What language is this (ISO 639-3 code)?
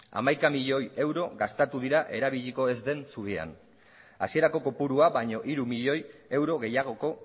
eus